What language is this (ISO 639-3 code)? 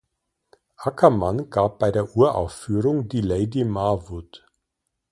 deu